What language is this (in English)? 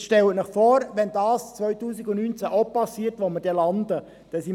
Swiss German